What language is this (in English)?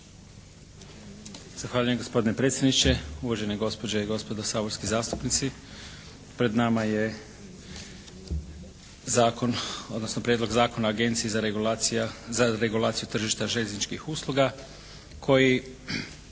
Croatian